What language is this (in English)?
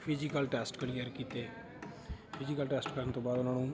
Punjabi